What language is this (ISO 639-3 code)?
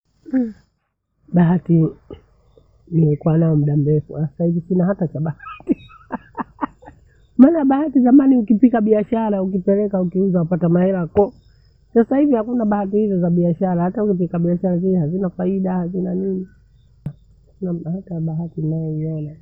bou